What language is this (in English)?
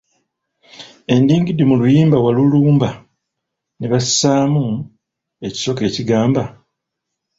Ganda